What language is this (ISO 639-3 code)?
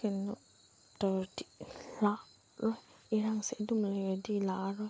mni